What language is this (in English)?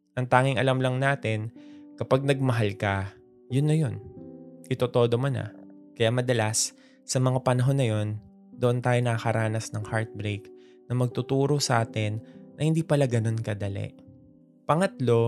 Filipino